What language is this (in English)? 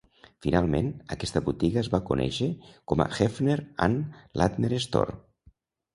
Catalan